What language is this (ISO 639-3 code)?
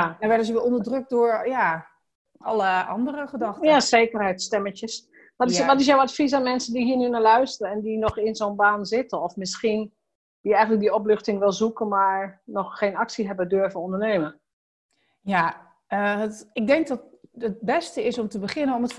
nld